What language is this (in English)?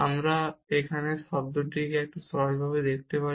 Bangla